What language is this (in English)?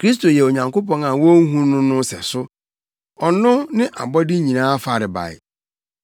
Akan